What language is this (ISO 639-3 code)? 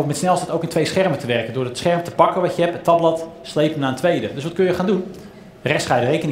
nld